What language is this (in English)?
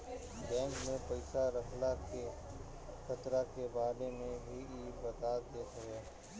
Bhojpuri